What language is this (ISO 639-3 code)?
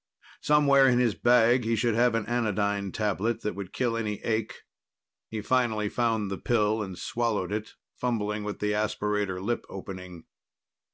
eng